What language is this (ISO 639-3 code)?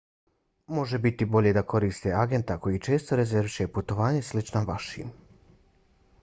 bos